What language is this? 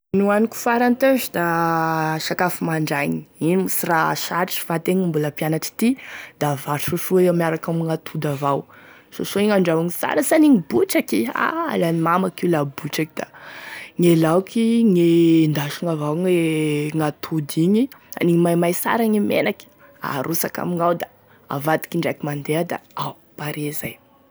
Tesaka Malagasy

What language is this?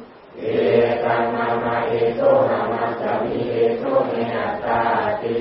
Thai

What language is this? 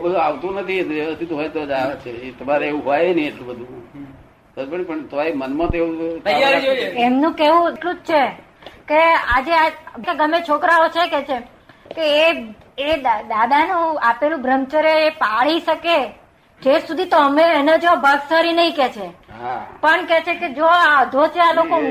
Gujarati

